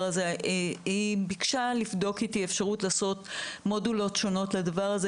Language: Hebrew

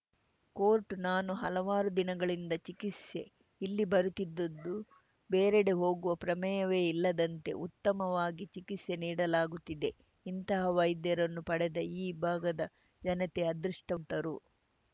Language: Kannada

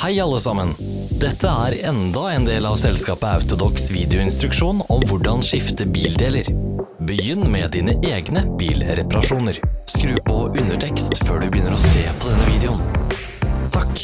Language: Norwegian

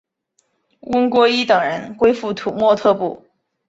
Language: Chinese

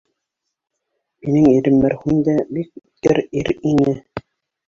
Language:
Bashkir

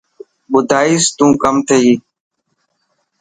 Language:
Dhatki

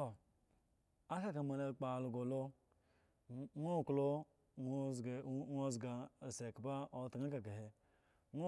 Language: Eggon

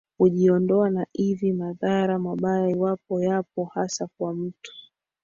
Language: Swahili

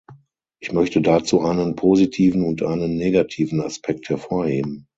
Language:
German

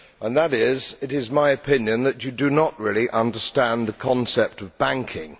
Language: English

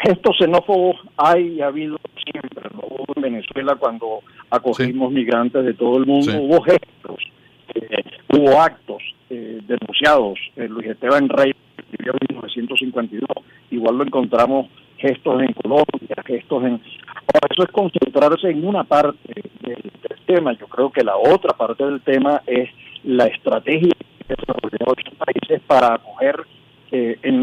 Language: Spanish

